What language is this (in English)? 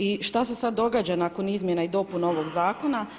Croatian